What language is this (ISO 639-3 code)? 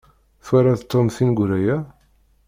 kab